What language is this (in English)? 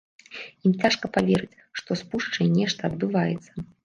Belarusian